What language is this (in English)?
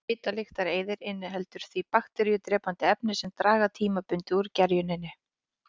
Icelandic